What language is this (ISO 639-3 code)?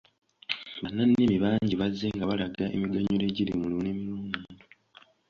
lug